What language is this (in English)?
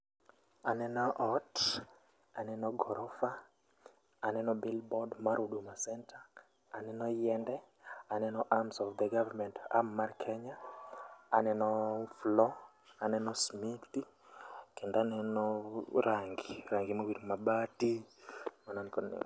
Luo (Kenya and Tanzania)